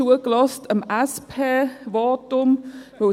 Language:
Swiss German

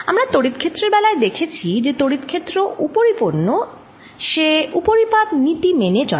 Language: Bangla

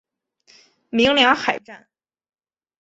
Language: Chinese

